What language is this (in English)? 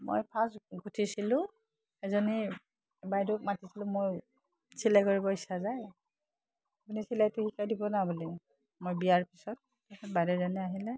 Assamese